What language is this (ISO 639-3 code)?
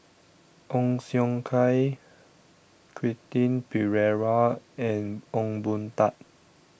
eng